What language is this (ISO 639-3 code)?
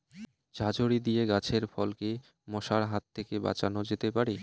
ben